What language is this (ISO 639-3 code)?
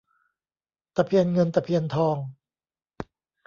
tha